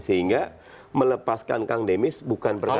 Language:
Indonesian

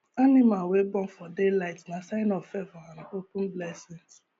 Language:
Nigerian Pidgin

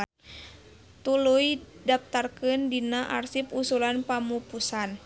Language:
Sundanese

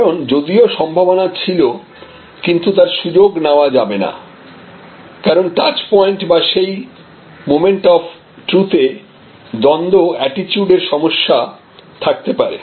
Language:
Bangla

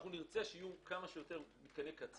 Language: Hebrew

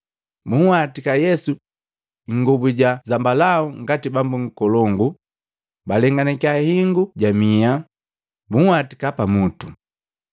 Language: Matengo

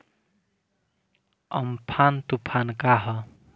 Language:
Bhojpuri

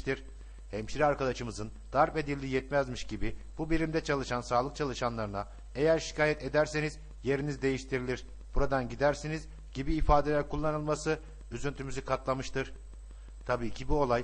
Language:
Turkish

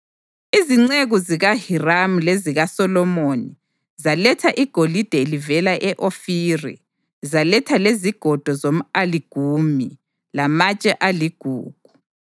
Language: North Ndebele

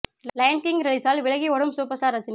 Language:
Tamil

